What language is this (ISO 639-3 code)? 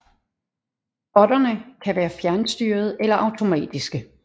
dan